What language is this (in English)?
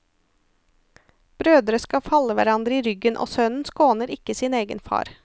Norwegian